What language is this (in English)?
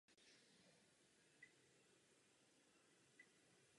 Czech